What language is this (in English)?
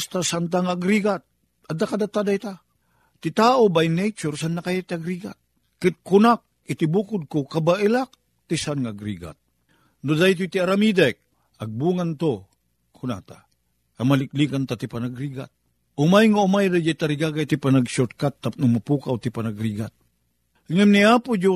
Filipino